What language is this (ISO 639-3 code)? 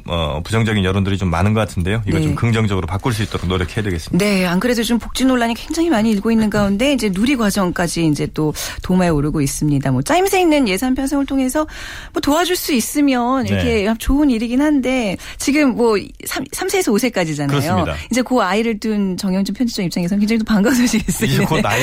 kor